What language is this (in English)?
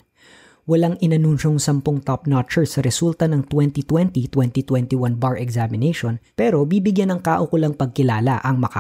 Filipino